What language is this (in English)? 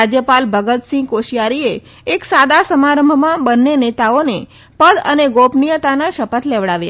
Gujarati